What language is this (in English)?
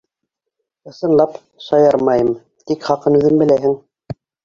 Bashkir